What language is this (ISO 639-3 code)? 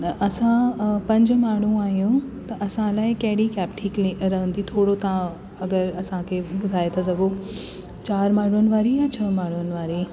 snd